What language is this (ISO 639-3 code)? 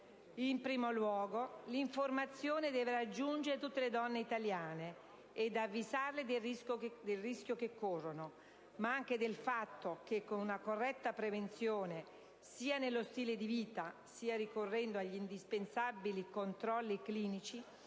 ita